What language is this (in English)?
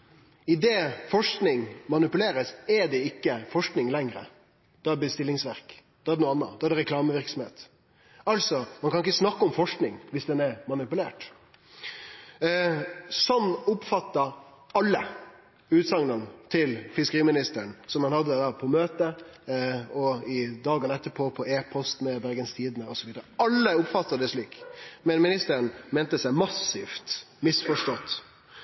Norwegian Nynorsk